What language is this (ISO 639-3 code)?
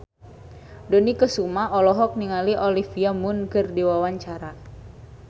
sun